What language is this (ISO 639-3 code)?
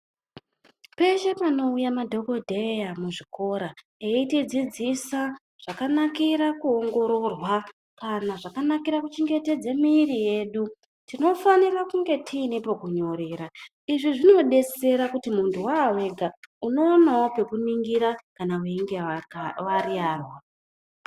ndc